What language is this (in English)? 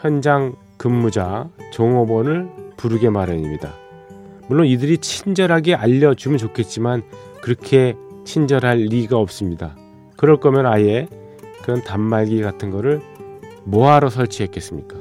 Korean